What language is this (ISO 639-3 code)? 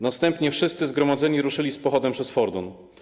pol